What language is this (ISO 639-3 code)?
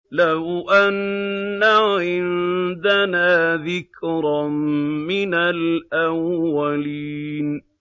ara